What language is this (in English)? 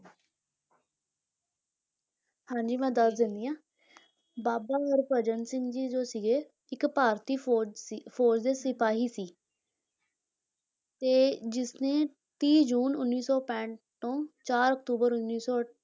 Punjabi